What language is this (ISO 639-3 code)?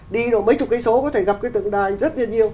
vie